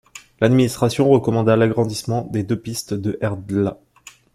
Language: French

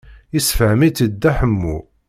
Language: Kabyle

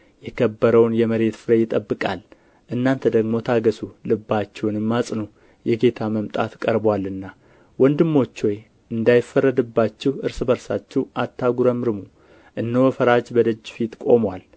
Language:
Amharic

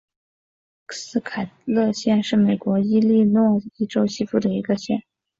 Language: Chinese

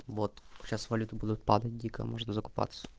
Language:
Russian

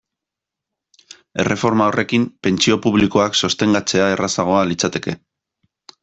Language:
Basque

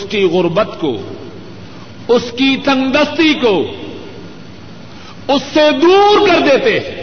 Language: Urdu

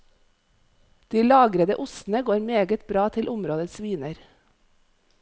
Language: Norwegian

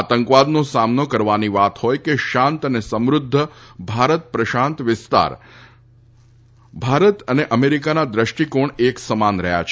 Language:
Gujarati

